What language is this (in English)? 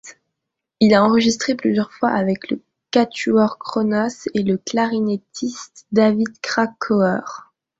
French